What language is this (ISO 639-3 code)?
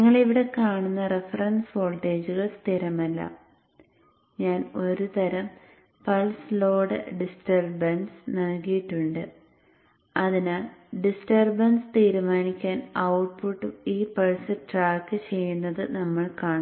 mal